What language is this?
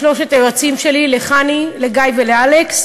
Hebrew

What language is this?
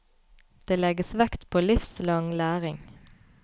Norwegian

